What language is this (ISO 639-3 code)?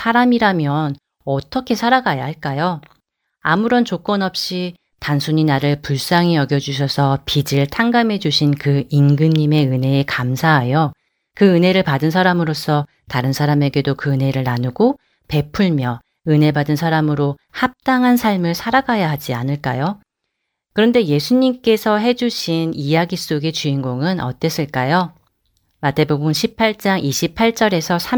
kor